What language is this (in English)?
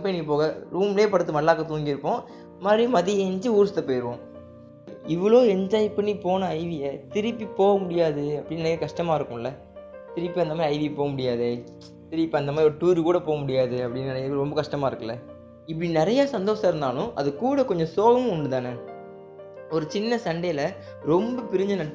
Tamil